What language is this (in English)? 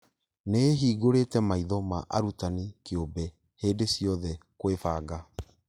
Kikuyu